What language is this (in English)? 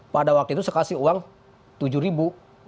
Indonesian